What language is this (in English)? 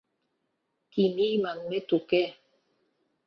Mari